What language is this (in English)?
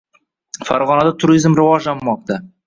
Uzbek